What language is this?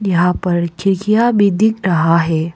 Hindi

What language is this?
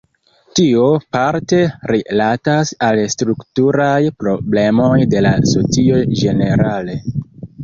Esperanto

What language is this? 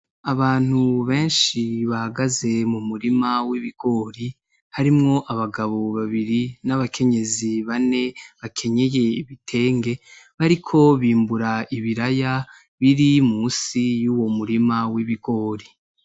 Rundi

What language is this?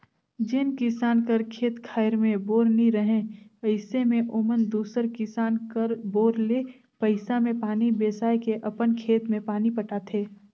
Chhattisgarhi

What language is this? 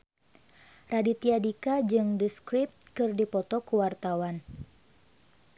Sundanese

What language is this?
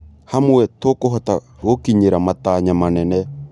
Kikuyu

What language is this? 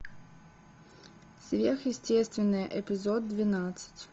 Russian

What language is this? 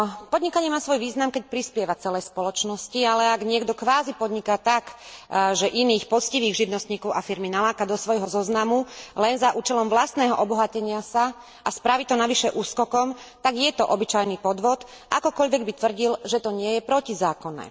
Slovak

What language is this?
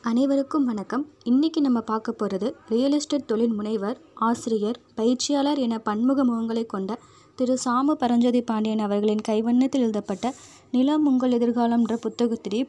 Tamil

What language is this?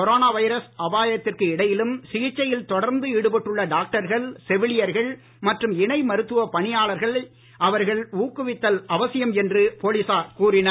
Tamil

